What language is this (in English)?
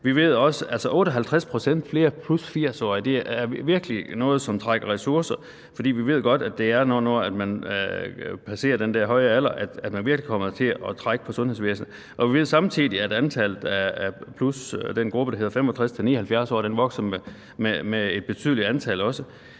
Danish